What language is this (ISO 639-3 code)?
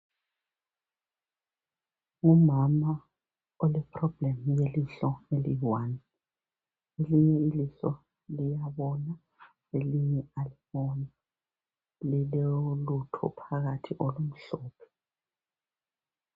nde